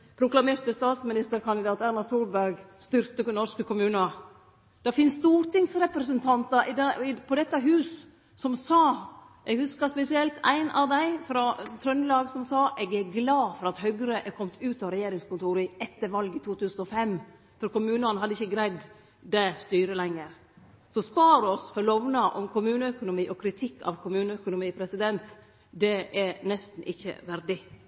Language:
Norwegian Nynorsk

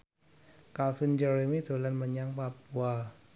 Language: Javanese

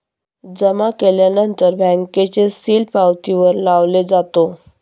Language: Marathi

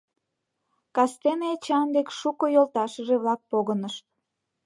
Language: Mari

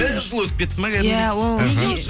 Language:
Kazakh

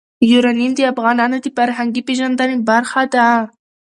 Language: Pashto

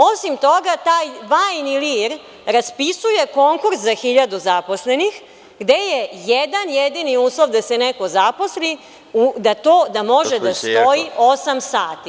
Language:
Serbian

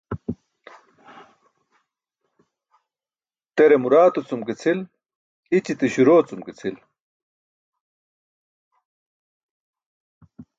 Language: Burushaski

